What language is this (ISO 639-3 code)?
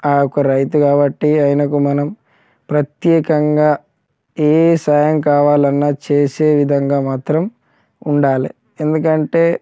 tel